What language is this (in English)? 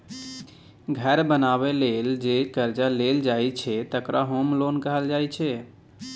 Maithili